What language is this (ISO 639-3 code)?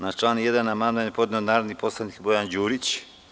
srp